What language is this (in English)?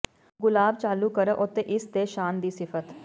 Punjabi